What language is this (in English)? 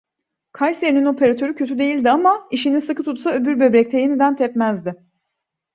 Turkish